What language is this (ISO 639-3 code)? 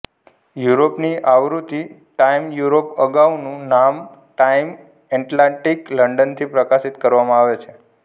guj